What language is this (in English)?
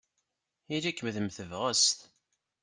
Kabyle